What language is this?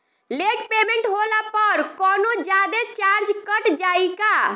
Bhojpuri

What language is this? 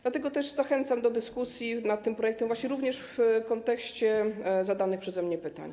Polish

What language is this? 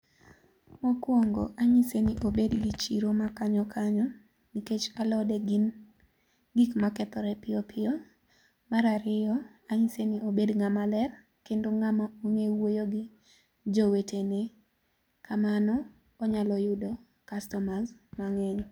Luo (Kenya and Tanzania)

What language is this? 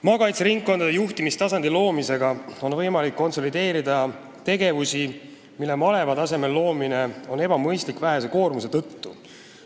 Estonian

